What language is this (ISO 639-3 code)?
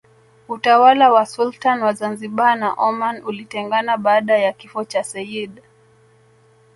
swa